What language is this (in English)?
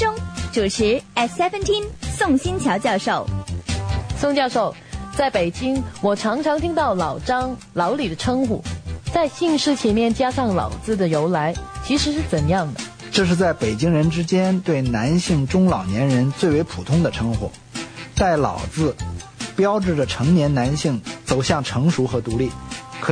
Chinese